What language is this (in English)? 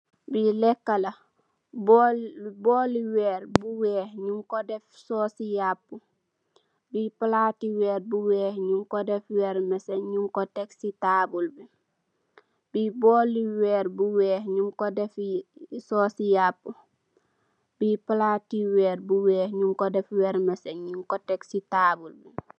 Wolof